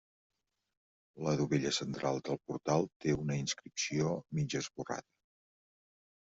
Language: Catalan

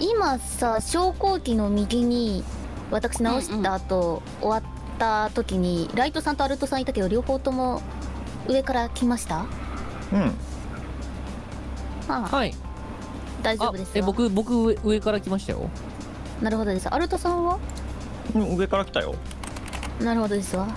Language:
Japanese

